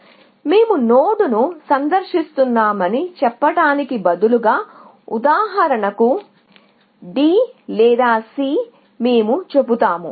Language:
Telugu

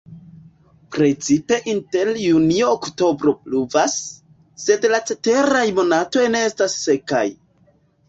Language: Esperanto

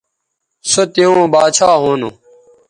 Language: Bateri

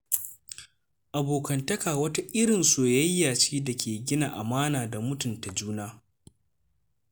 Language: Hausa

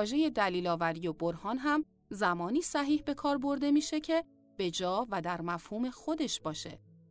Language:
Persian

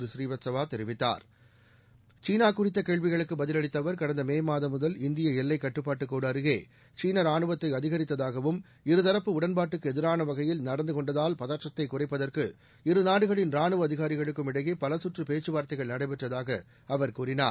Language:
Tamil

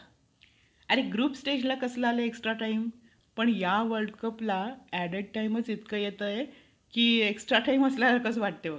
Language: Marathi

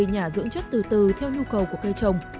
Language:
Vietnamese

